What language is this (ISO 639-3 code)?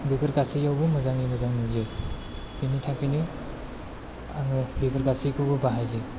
brx